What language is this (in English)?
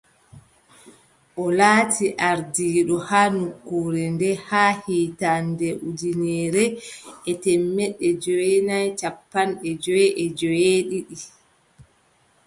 Adamawa Fulfulde